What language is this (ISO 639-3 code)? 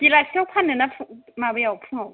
brx